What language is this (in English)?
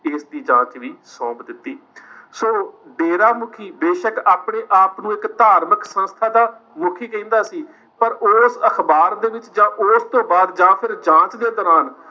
Punjabi